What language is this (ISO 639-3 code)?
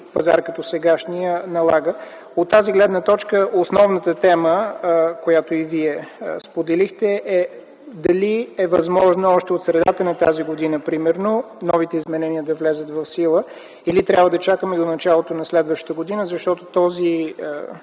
bul